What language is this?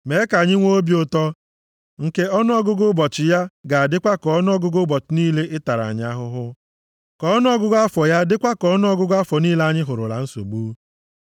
Igbo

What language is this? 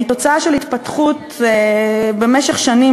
Hebrew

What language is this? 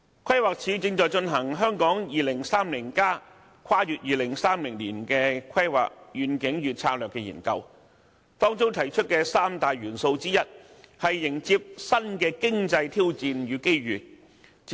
Cantonese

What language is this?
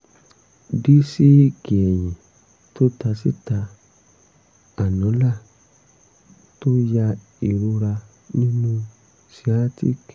Yoruba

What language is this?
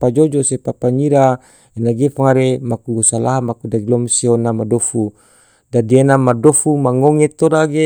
Tidore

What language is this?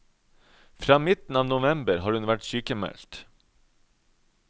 Norwegian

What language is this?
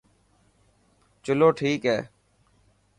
Dhatki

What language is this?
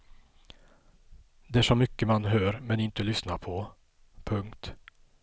Swedish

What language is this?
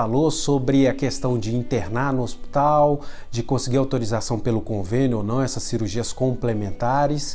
Portuguese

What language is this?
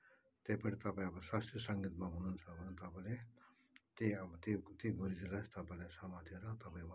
Nepali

